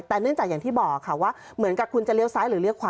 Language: Thai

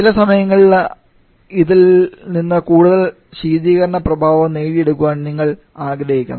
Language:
Malayalam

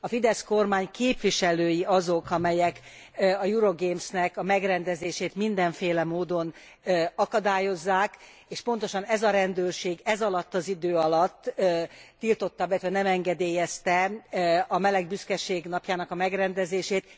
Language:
Hungarian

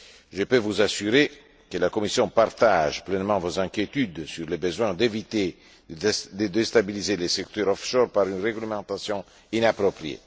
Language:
French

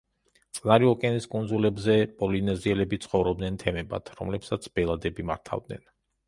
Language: Georgian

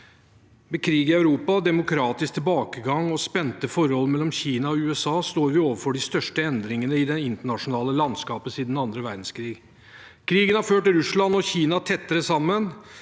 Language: Norwegian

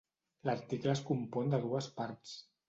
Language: Catalan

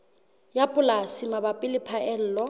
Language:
Southern Sotho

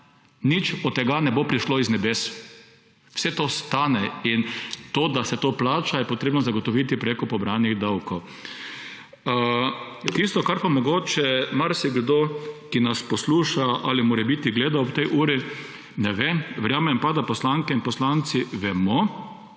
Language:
Slovenian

